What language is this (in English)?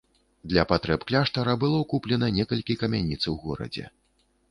Belarusian